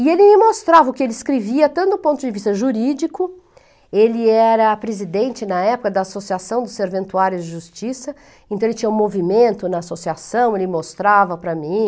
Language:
Portuguese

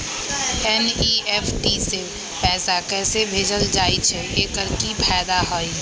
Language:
Magahi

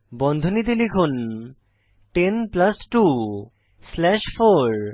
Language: Bangla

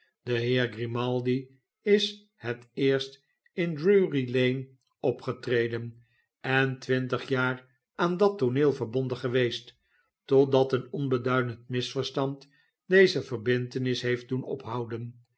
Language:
Dutch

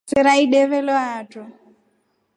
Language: Rombo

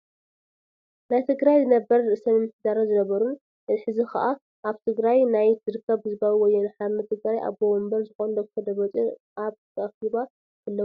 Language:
Tigrinya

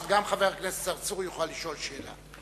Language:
Hebrew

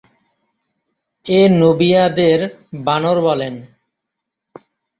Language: Bangla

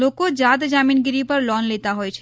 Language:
Gujarati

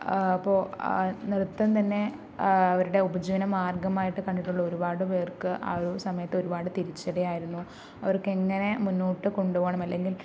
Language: Malayalam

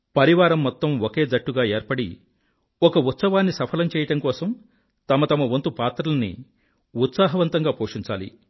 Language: Telugu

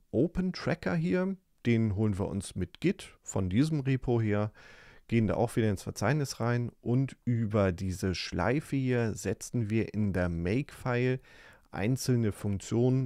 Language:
German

